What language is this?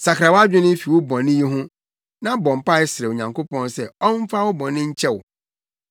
Akan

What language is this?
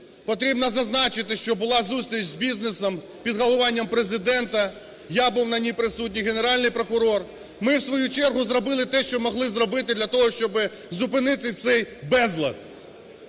Ukrainian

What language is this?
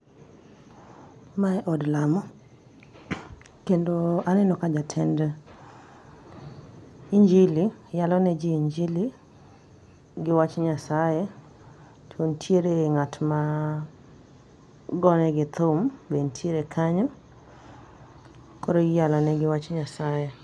Luo (Kenya and Tanzania)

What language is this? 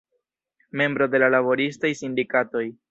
Esperanto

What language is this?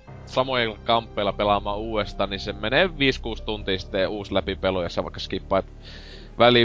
Finnish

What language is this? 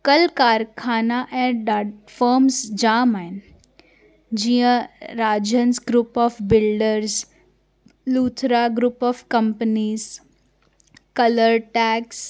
Sindhi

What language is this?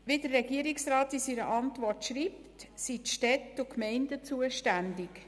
Swiss German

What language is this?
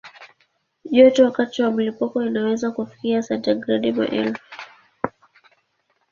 Swahili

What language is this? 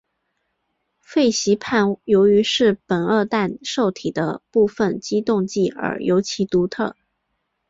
Chinese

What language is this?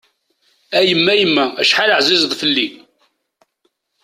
Kabyle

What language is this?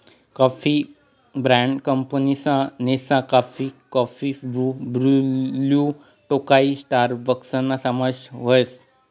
Marathi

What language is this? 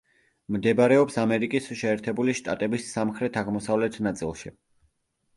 Georgian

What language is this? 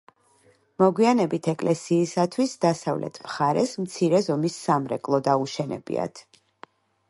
Georgian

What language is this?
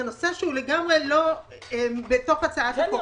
Hebrew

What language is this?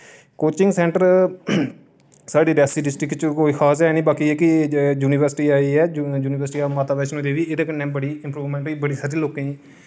Dogri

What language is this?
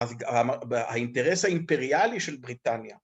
Hebrew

